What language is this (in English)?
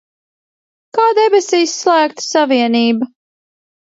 Latvian